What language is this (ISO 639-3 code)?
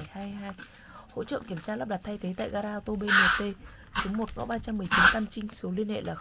vie